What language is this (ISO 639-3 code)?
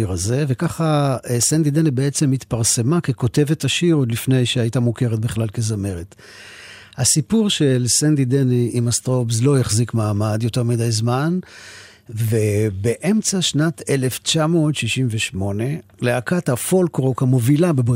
heb